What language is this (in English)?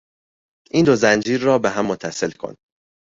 Persian